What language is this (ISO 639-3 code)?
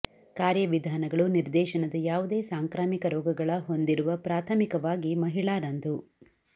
kan